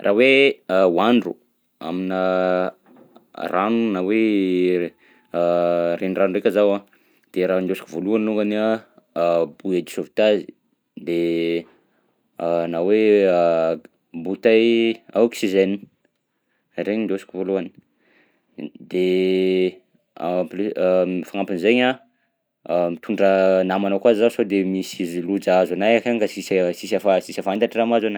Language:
Southern Betsimisaraka Malagasy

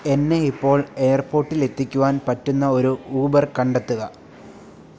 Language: Malayalam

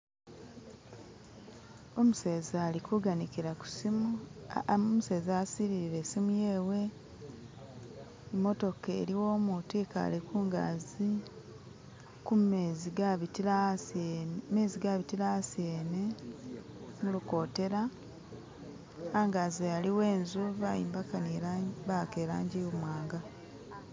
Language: Masaaba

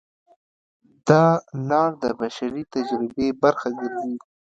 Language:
Pashto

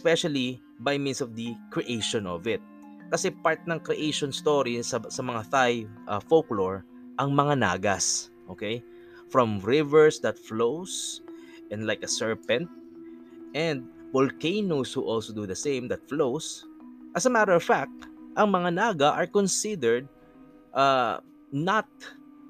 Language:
Filipino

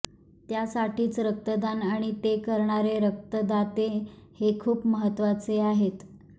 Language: Marathi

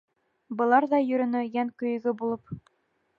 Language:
Bashkir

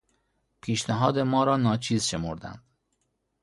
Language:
Persian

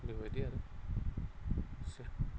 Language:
Bodo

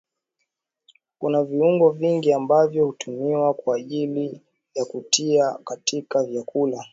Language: Swahili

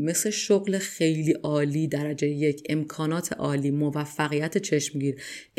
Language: Persian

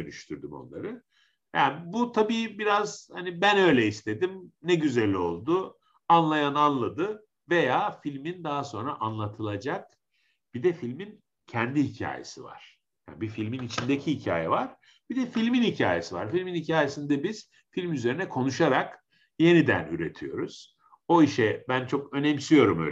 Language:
Turkish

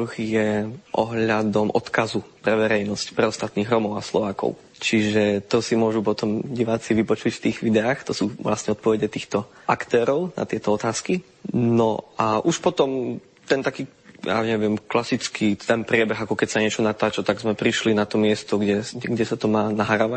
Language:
Slovak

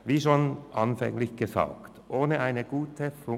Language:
Swiss German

